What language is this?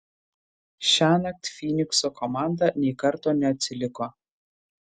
Lithuanian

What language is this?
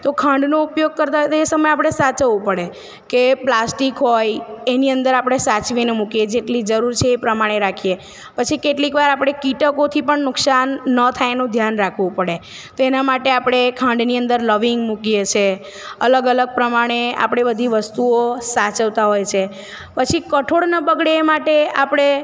Gujarati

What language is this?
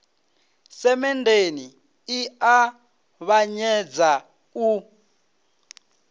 Venda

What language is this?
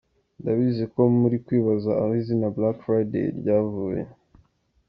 Kinyarwanda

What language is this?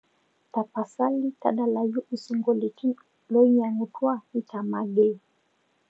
Masai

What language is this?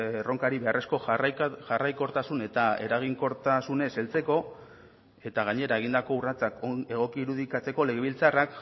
Basque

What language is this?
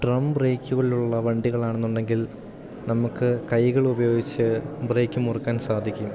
Malayalam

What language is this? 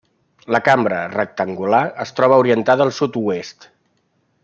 Catalan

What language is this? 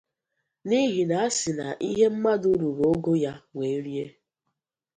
Igbo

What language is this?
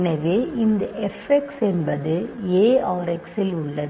Tamil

